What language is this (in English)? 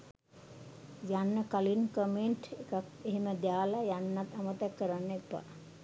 Sinhala